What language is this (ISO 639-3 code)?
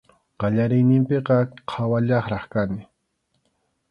qxu